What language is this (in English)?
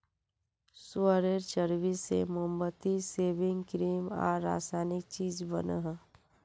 Magahi